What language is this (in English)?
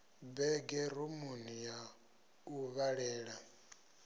Venda